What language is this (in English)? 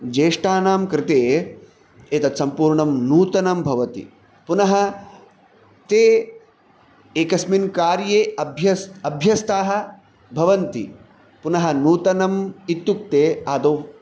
Sanskrit